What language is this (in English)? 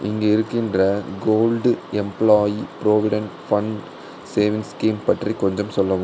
Tamil